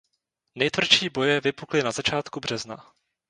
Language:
Czech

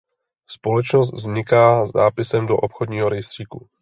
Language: Czech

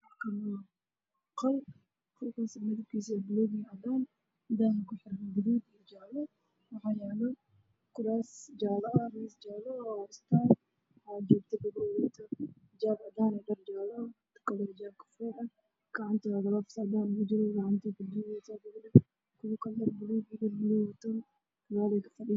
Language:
Somali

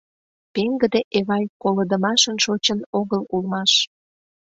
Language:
Mari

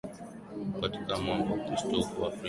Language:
Swahili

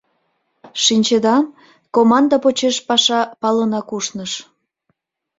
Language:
Mari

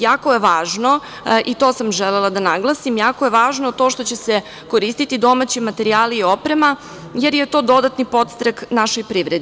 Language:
Serbian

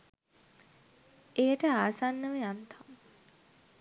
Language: Sinhala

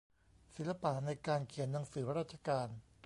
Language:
Thai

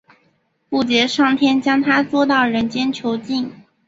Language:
Chinese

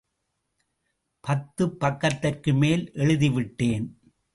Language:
Tamil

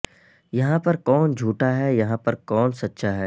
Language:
Urdu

